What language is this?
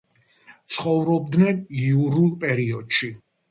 Georgian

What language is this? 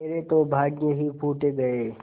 Hindi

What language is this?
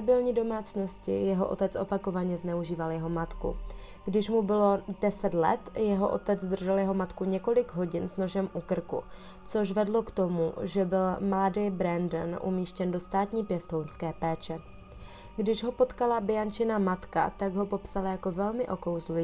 Czech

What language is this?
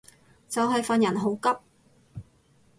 Cantonese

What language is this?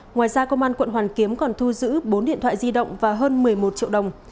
Vietnamese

